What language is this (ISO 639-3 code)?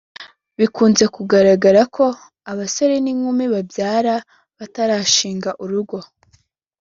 kin